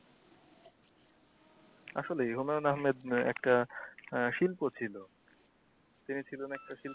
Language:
Bangla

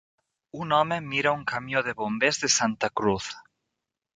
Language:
Catalan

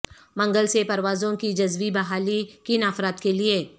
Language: Urdu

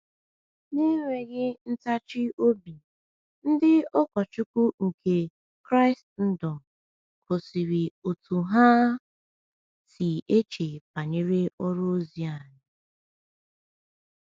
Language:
Igbo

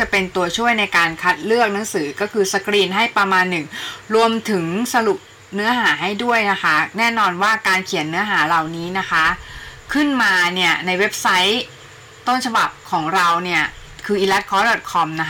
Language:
Thai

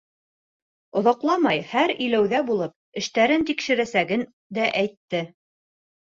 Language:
Bashkir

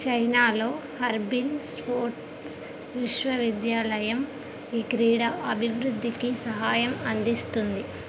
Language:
Telugu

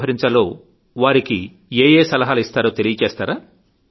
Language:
Telugu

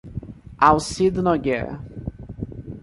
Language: Portuguese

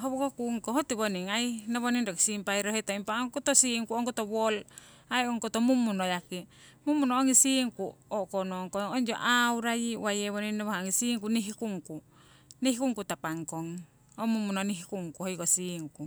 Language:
Siwai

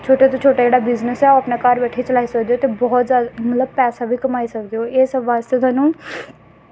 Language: Dogri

